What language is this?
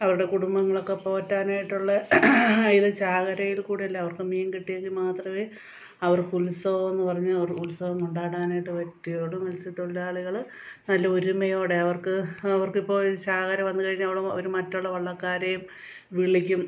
Malayalam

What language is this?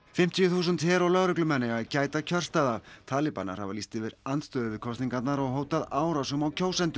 Icelandic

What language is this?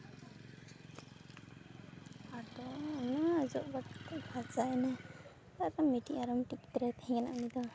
Santali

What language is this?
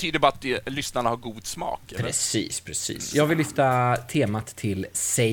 Swedish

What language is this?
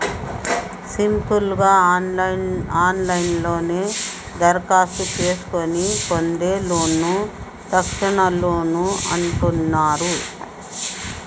Telugu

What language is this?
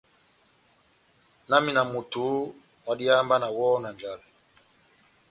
Batanga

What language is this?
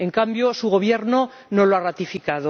Spanish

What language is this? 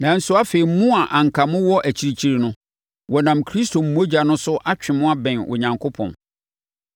Akan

